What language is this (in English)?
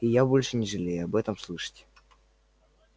Russian